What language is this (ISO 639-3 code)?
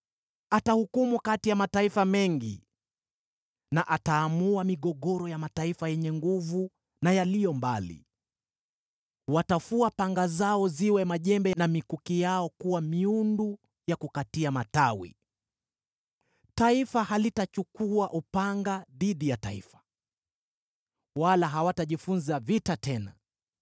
swa